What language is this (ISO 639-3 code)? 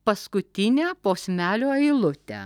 lit